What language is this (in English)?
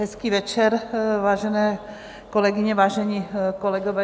Czech